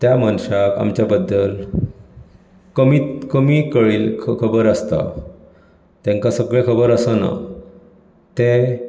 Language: Konkani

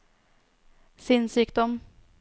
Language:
Norwegian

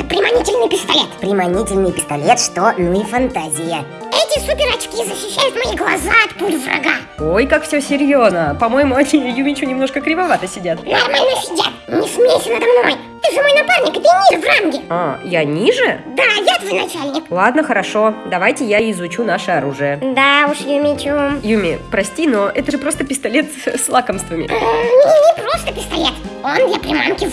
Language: Russian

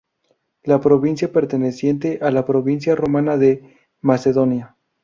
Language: Spanish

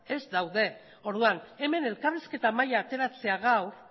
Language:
Basque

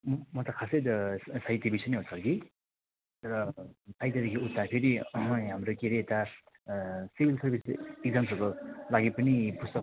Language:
Nepali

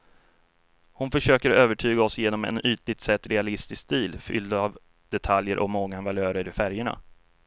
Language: Swedish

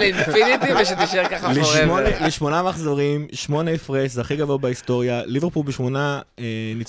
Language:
Hebrew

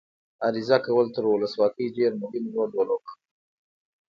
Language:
Pashto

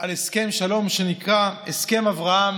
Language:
Hebrew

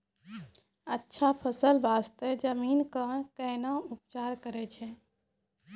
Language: Maithili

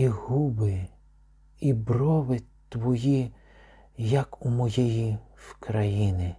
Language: Ukrainian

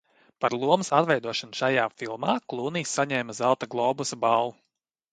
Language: Latvian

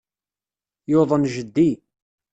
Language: Kabyle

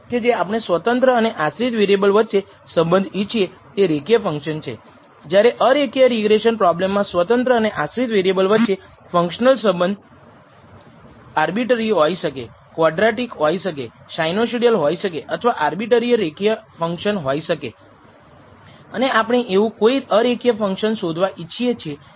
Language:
Gujarati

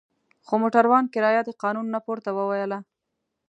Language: Pashto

